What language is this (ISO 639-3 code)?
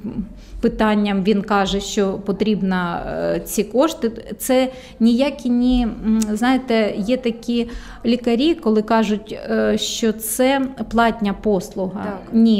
ukr